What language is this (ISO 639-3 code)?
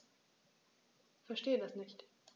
deu